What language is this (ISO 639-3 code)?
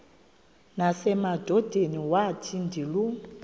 xho